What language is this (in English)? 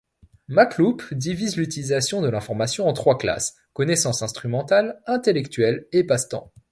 French